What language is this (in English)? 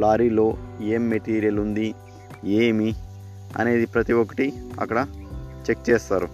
Telugu